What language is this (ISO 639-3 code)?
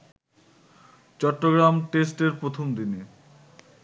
ben